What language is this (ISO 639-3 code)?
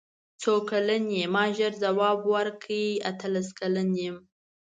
pus